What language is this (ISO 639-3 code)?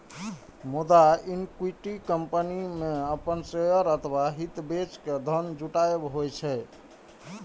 mai